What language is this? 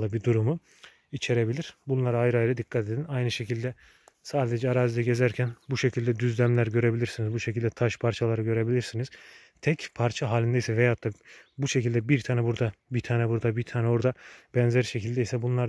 Turkish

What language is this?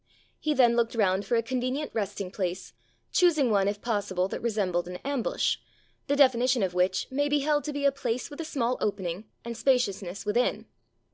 English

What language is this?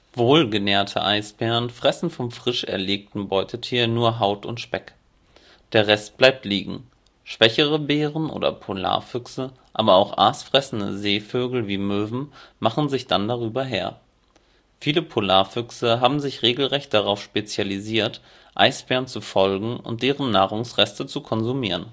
German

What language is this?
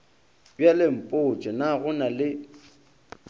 Northern Sotho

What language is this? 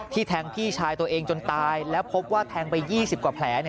Thai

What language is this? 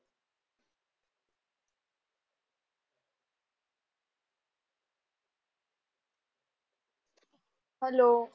Marathi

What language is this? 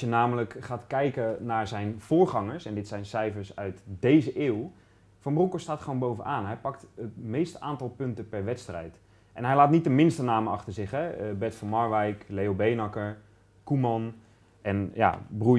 Dutch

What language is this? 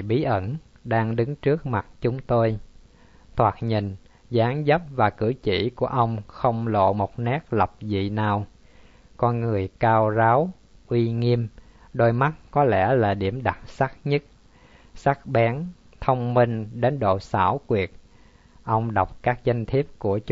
Vietnamese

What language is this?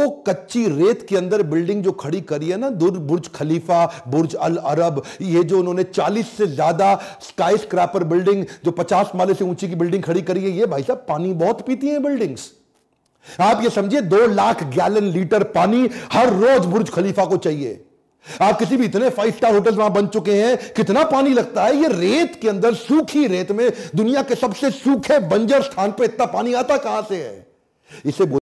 Hindi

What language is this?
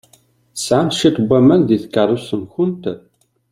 Kabyle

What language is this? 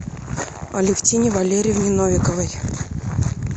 Russian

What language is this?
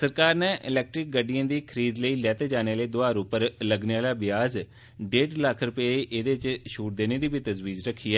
Dogri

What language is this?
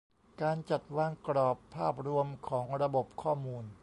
Thai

